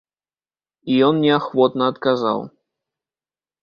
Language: Belarusian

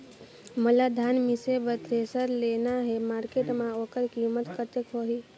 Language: Chhattisgarhi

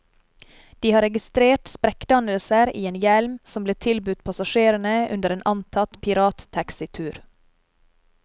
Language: Norwegian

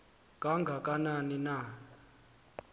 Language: Xhosa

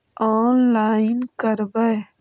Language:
Magahi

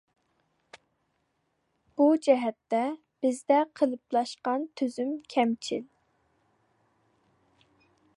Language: Uyghur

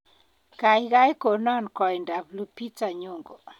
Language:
Kalenjin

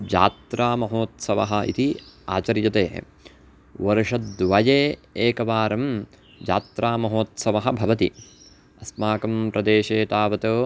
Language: Sanskrit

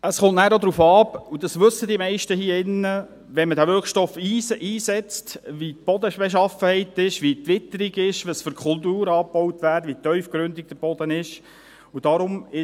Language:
Swiss German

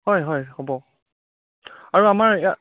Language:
Assamese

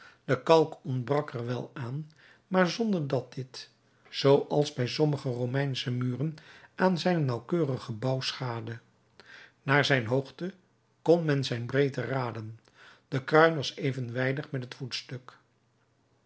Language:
Dutch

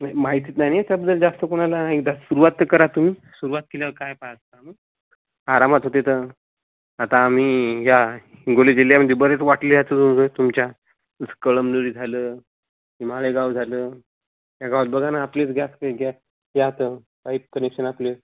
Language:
Marathi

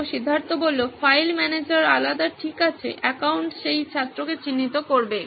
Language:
Bangla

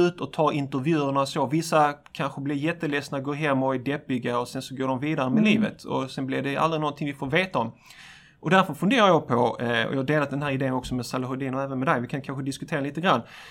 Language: Swedish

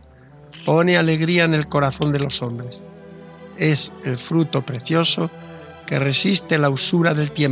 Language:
Spanish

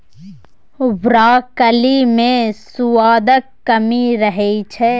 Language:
Maithili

